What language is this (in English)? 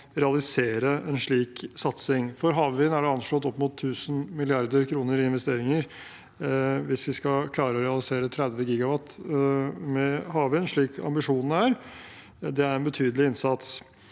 Norwegian